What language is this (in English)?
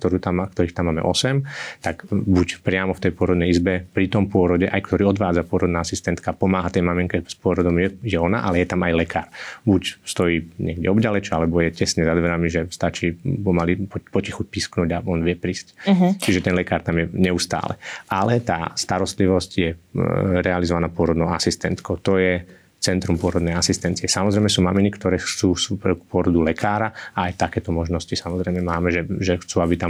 Slovak